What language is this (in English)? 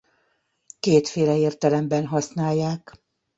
Hungarian